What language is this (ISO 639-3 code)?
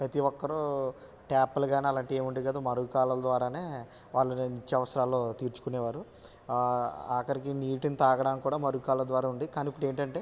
tel